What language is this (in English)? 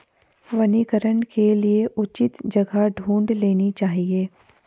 Hindi